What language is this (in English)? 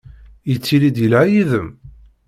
Kabyle